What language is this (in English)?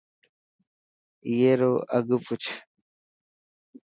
Dhatki